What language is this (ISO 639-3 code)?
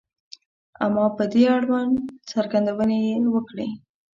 pus